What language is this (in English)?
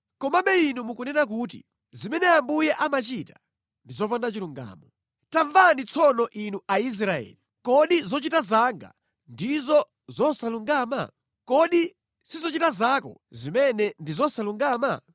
Nyanja